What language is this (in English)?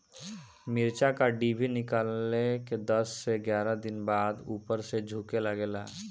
Bhojpuri